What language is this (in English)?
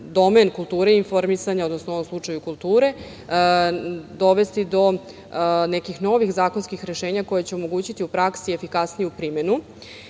Serbian